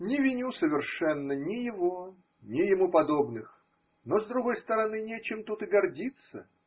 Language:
Russian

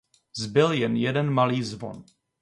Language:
Czech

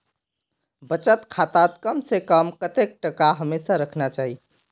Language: Magahi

